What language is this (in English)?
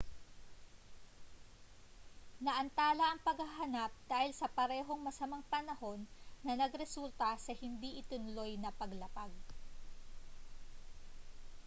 Filipino